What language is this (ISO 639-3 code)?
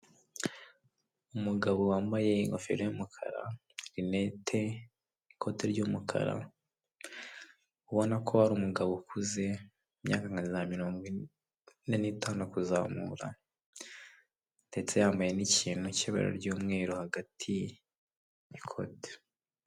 kin